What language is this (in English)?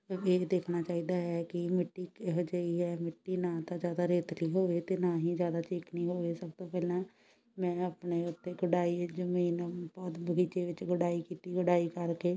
Punjabi